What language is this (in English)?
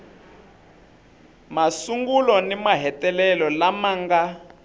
Tsonga